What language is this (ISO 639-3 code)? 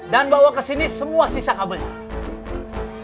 ind